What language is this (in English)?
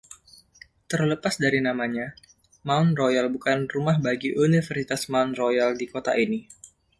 Indonesian